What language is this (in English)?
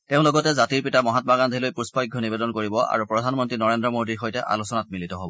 Assamese